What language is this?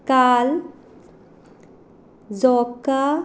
Konkani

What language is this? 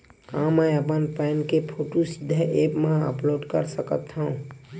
Chhattisgarhi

